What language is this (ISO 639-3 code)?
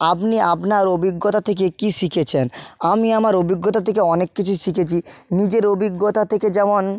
ben